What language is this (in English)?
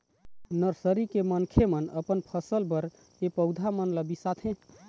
Chhattisgarhi